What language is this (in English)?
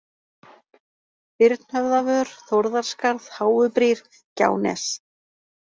Icelandic